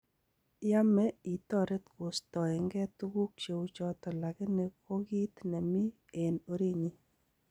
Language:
Kalenjin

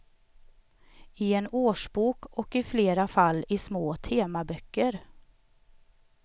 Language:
Swedish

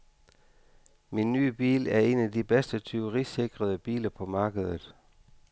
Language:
Danish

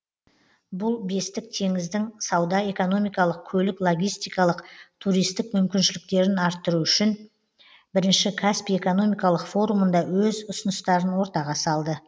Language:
Kazakh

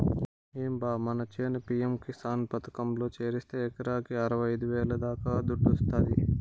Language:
Telugu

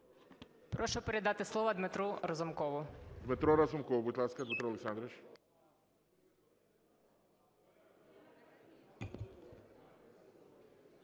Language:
Ukrainian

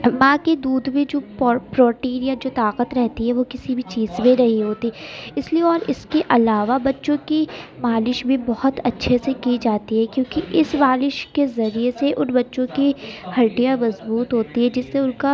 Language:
Urdu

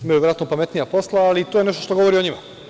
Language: Serbian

